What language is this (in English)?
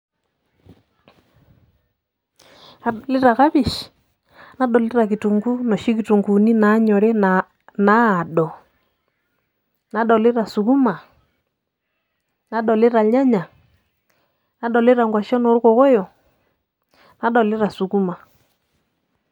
Masai